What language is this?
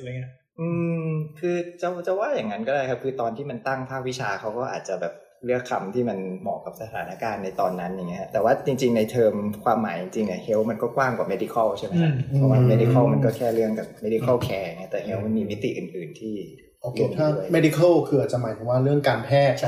Thai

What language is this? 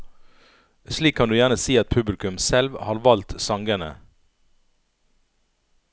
Norwegian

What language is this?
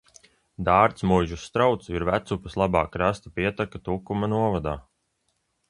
Latvian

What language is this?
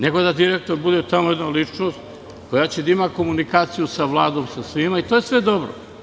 Serbian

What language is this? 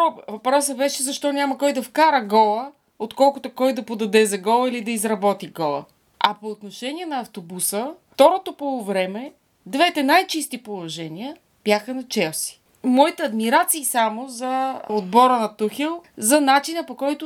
Bulgarian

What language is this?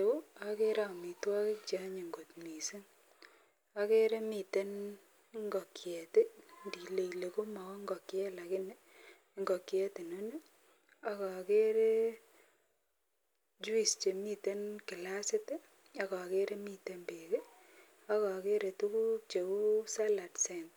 Kalenjin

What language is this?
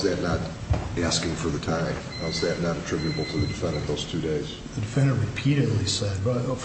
English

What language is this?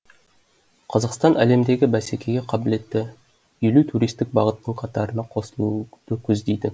Kazakh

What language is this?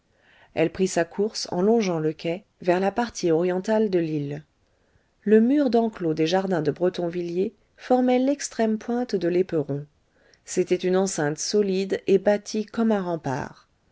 French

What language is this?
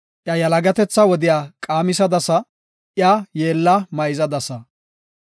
Gofa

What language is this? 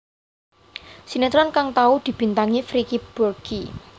Javanese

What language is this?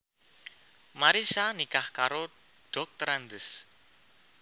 Javanese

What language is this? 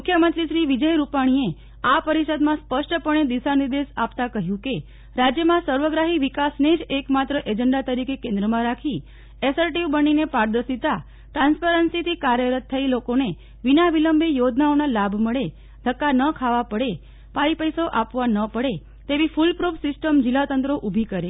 Gujarati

